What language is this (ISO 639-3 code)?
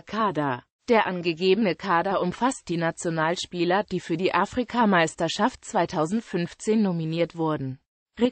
deu